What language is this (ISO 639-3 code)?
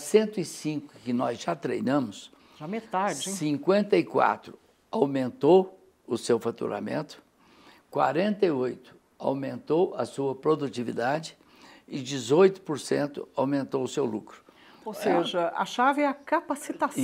por